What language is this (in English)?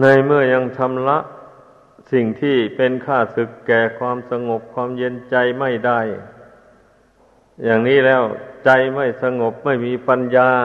Thai